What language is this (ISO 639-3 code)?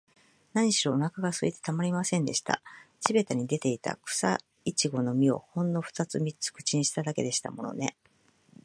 jpn